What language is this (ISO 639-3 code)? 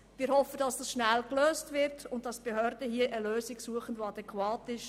gsw